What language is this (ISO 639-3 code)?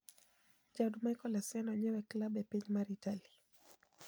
luo